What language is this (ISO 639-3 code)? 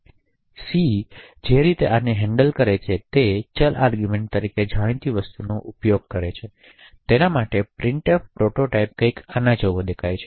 guj